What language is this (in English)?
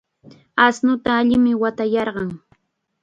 Chiquián Ancash Quechua